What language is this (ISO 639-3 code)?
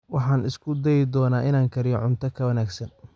som